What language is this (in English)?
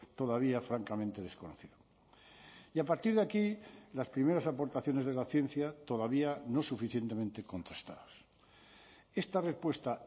Spanish